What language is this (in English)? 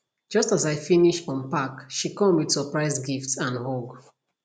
Nigerian Pidgin